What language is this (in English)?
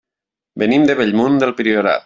Catalan